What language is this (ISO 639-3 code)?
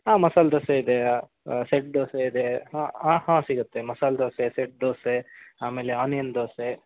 kan